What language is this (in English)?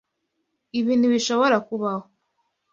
Kinyarwanda